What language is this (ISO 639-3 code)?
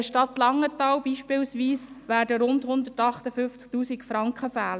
gsw